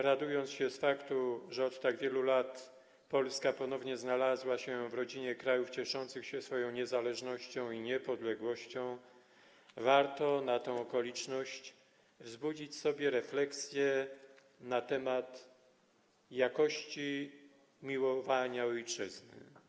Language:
Polish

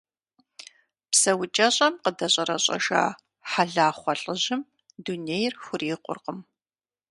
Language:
Kabardian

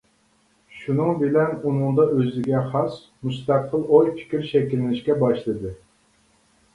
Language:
Uyghur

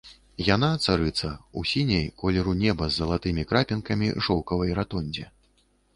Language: Belarusian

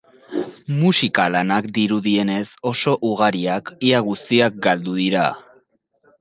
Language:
Basque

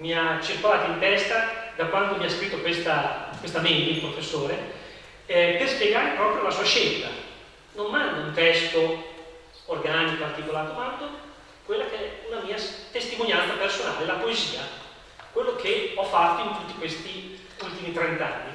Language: Italian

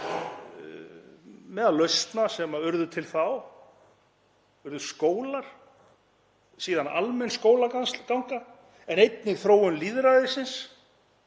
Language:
Icelandic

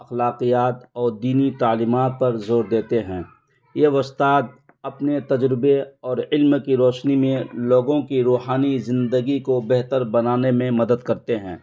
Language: Urdu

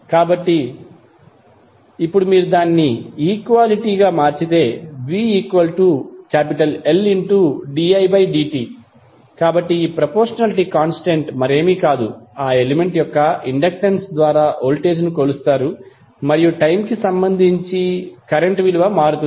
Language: Telugu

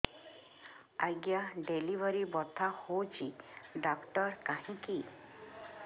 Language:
Odia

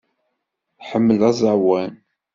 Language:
Kabyle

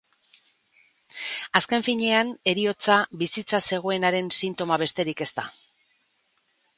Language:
Basque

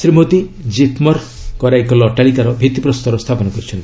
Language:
Odia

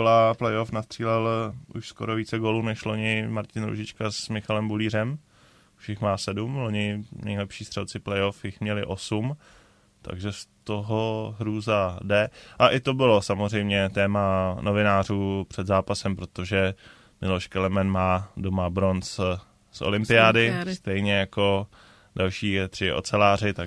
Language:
Czech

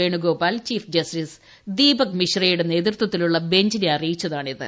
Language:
Malayalam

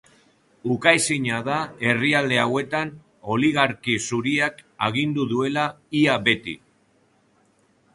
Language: Basque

